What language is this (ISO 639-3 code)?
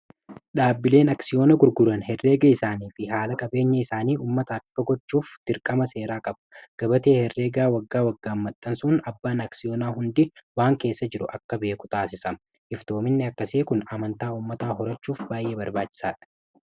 orm